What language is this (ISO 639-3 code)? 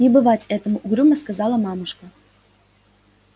rus